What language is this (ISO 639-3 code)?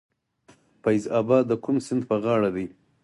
pus